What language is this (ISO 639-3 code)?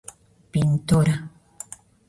glg